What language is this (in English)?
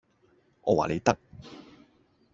Cantonese